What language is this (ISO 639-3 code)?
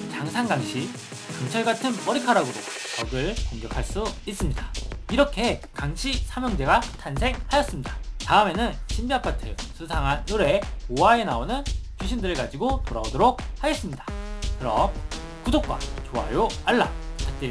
kor